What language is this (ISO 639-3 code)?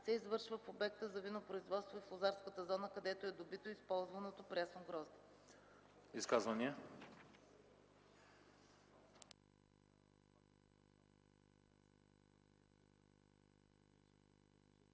bul